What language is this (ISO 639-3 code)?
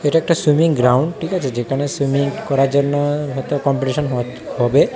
ben